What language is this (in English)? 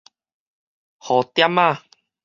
Min Nan Chinese